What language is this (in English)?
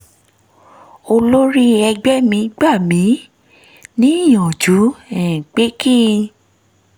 Yoruba